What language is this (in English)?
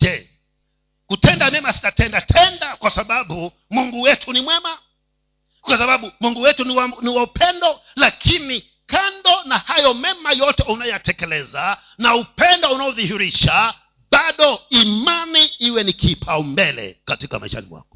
Swahili